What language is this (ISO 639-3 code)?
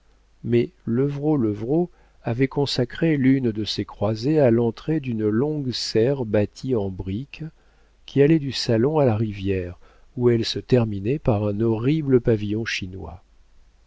fra